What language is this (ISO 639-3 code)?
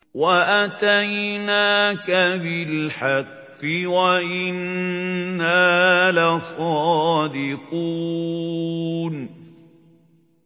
ara